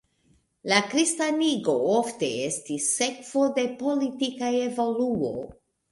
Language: Esperanto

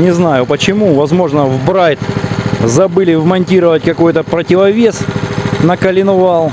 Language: Russian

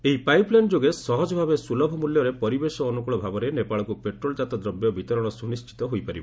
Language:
Odia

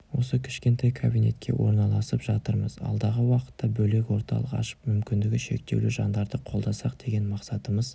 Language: Kazakh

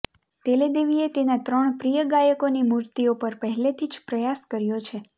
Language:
Gujarati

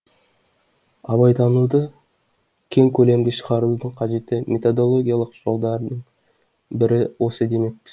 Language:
Kazakh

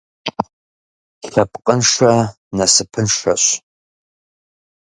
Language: Kabardian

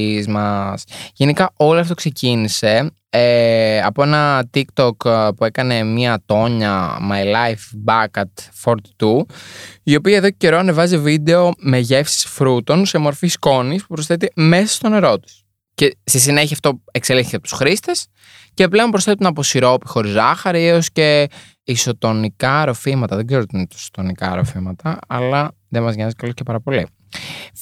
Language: Greek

